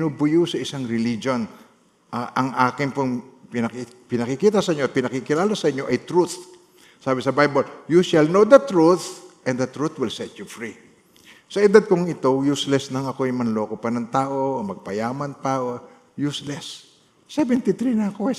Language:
Filipino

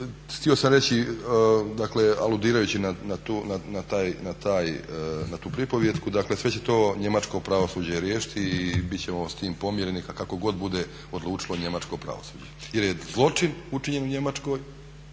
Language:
Croatian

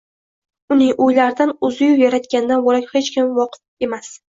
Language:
Uzbek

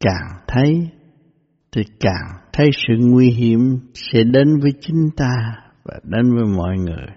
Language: Vietnamese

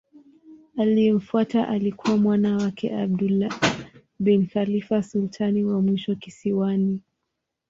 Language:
Swahili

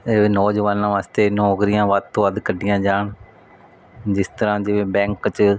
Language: Punjabi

